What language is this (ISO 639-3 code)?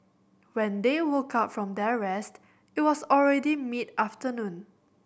eng